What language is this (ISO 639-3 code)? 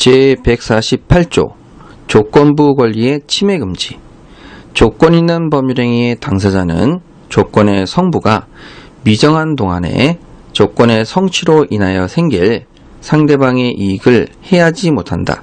kor